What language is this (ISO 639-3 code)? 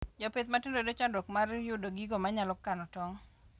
luo